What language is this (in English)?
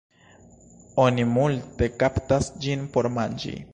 Esperanto